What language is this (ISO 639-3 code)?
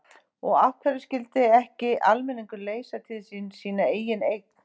isl